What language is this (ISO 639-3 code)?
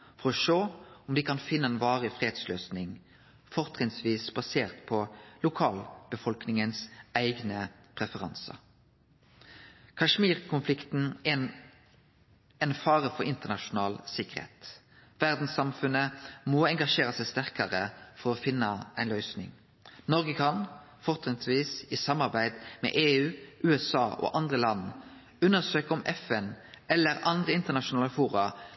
nno